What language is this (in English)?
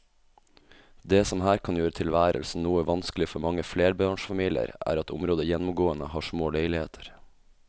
Norwegian